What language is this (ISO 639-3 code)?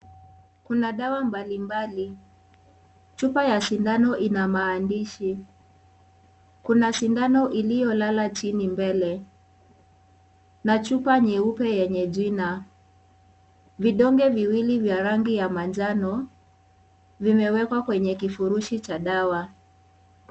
swa